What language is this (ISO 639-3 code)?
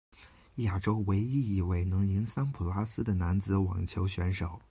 zho